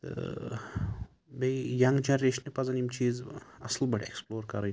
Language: Kashmiri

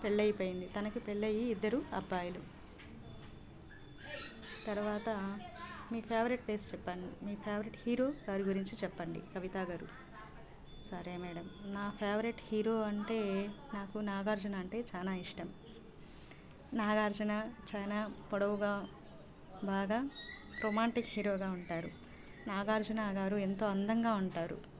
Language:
Telugu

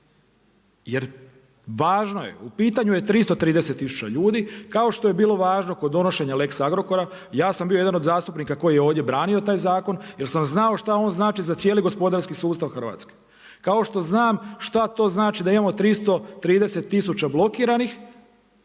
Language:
Croatian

